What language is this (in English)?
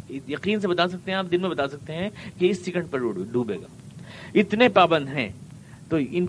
Urdu